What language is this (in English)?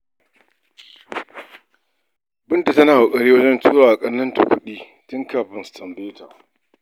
Hausa